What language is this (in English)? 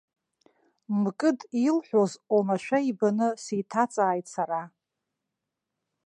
Abkhazian